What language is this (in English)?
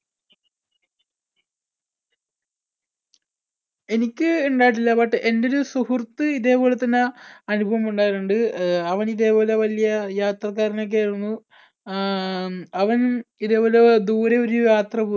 Malayalam